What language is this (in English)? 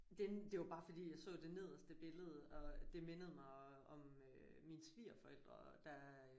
Danish